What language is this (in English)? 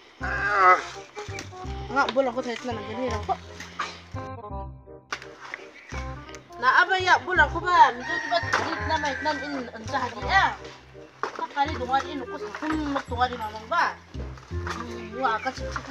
Arabic